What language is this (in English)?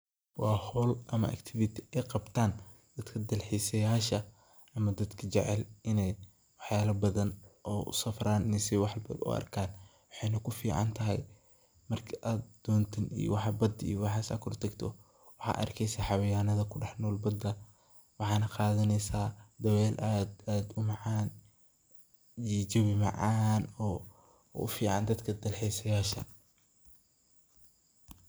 Somali